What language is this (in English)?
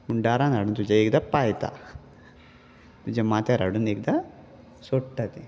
Konkani